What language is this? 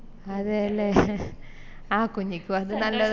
Malayalam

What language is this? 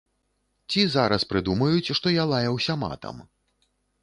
Belarusian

